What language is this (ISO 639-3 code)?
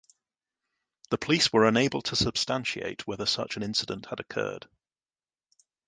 eng